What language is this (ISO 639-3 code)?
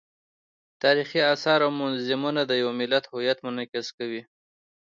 pus